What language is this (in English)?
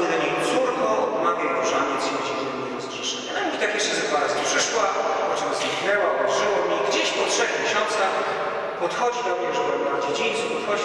Polish